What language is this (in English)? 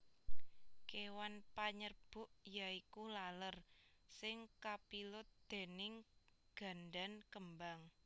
Javanese